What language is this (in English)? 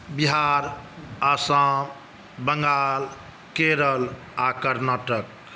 Maithili